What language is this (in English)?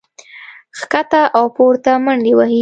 Pashto